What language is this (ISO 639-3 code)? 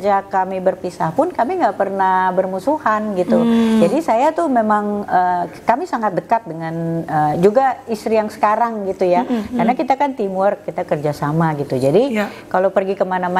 ind